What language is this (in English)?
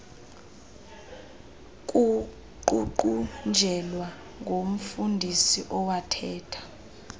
Xhosa